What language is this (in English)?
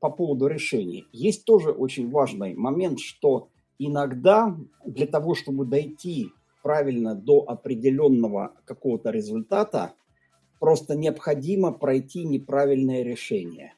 Russian